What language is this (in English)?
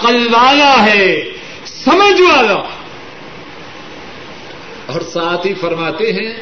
Urdu